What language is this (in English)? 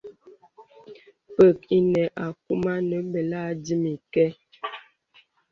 Bebele